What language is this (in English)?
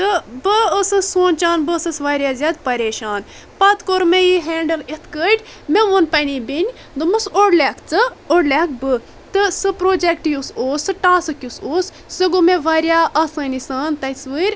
Kashmiri